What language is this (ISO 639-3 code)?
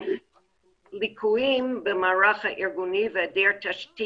heb